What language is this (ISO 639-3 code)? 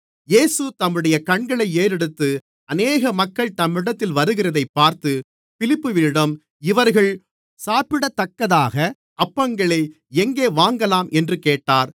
tam